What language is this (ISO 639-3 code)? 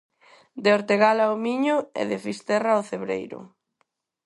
glg